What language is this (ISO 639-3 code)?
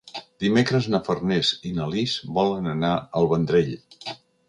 cat